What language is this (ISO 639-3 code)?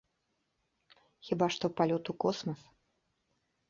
bel